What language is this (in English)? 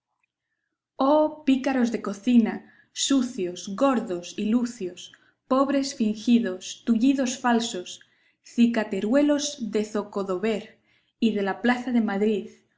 Spanish